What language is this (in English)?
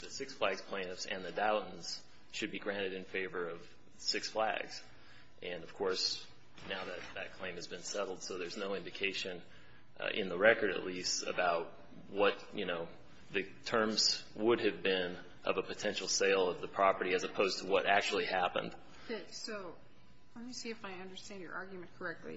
English